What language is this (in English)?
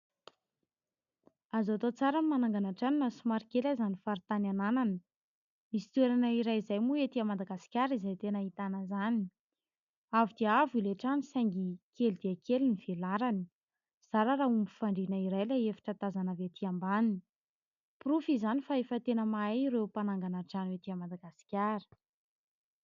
Malagasy